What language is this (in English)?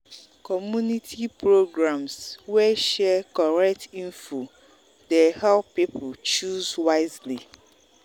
Nigerian Pidgin